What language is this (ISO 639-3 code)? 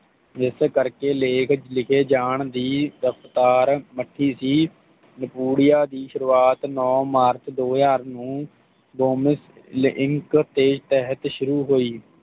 pan